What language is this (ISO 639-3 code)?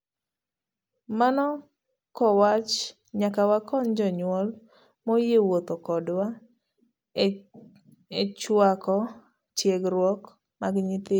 luo